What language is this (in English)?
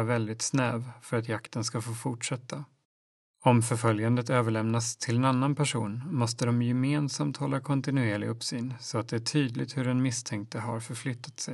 Swedish